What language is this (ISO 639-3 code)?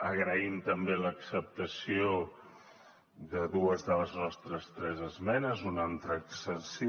cat